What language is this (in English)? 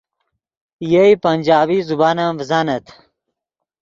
Yidgha